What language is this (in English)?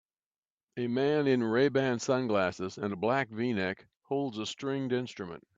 English